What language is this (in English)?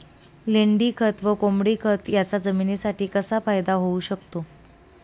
Marathi